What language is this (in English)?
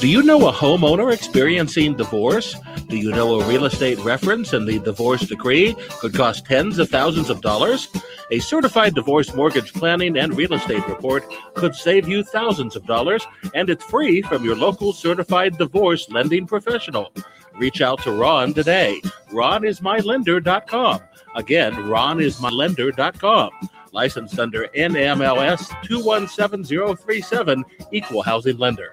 English